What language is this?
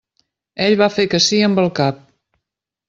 Catalan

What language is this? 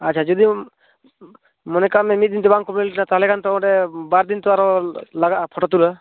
Santali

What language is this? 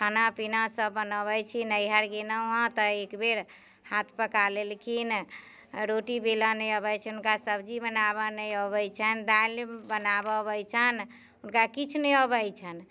Maithili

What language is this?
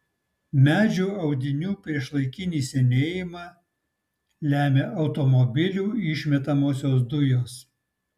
Lithuanian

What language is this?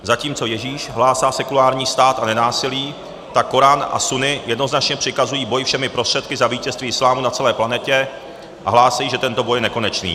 Czech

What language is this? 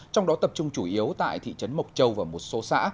Vietnamese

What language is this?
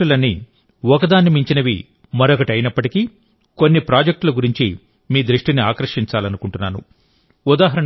Telugu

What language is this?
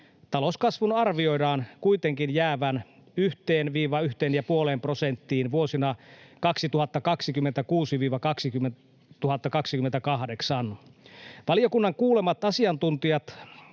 Finnish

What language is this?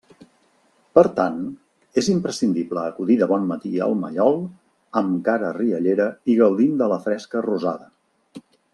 Catalan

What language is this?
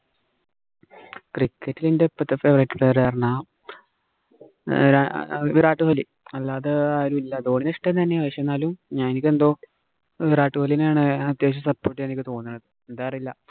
Malayalam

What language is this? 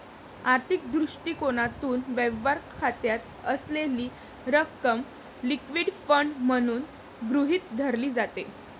Marathi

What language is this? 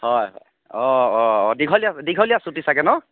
Assamese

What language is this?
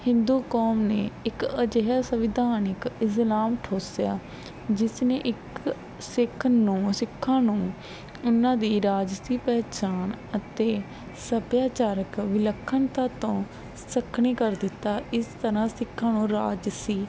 Punjabi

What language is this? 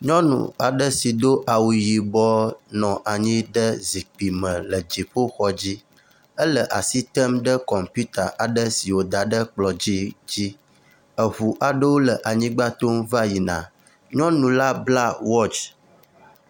Ewe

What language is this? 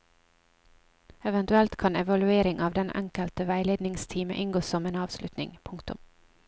Norwegian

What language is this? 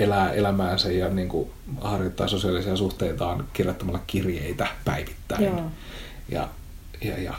Finnish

